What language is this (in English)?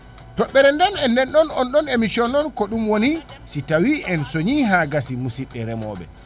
Fula